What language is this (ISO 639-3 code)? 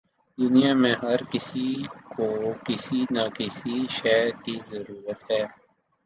urd